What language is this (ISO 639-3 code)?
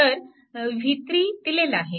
mar